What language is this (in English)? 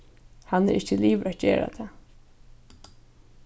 Faroese